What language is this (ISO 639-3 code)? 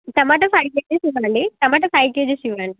tel